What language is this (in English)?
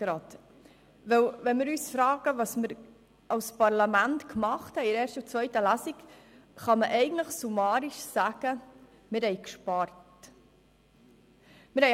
Swiss German